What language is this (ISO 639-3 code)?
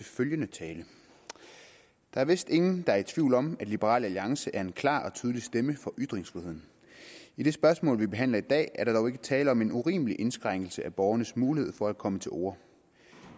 dan